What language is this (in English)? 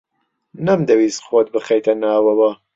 Central Kurdish